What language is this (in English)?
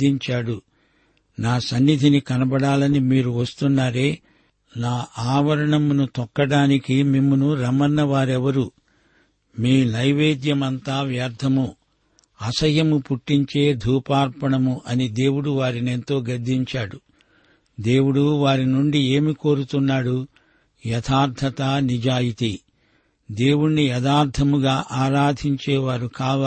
Telugu